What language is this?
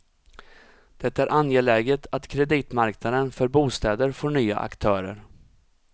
Swedish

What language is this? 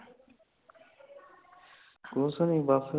Punjabi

